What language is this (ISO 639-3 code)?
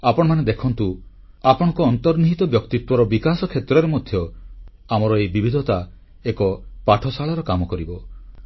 ori